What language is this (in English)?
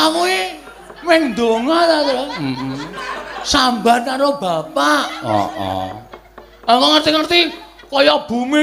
Indonesian